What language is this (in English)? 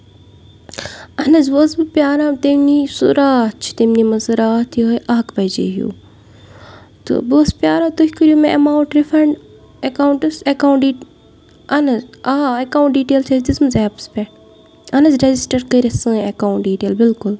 Kashmiri